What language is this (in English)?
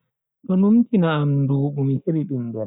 Bagirmi Fulfulde